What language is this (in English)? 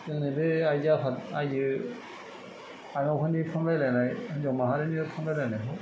Bodo